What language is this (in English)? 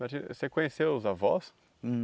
Portuguese